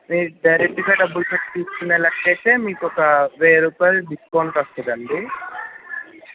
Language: Telugu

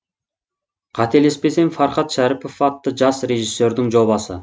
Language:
Kazakh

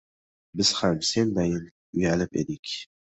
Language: Uzbek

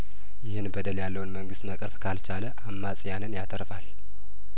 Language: Amharic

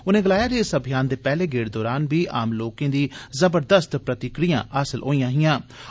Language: Dogri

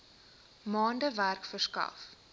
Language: Afrikaans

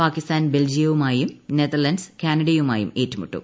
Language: Malayalam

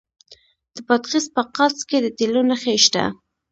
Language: Pashto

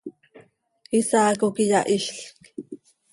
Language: Seri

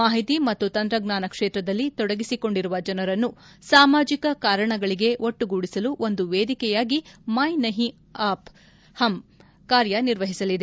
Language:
Kannada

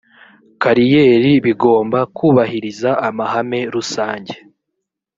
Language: Kinyarwanda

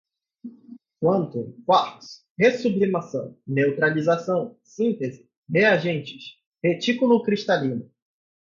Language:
Portuguese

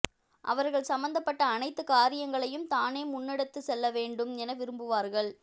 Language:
Tamil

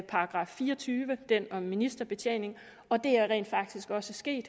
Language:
Danish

